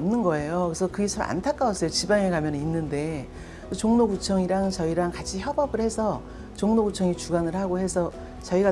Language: Korean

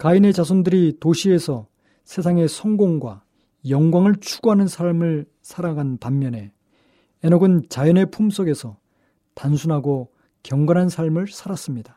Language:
Korean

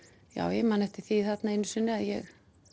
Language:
Icelandic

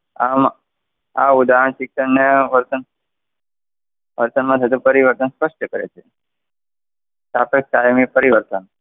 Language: Gujarati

